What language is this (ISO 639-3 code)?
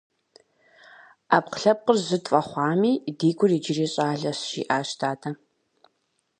kbd